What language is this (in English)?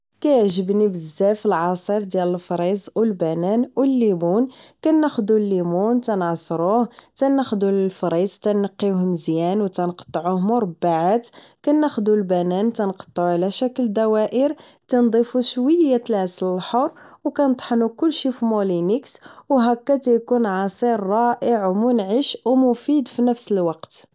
Moroccan Arabic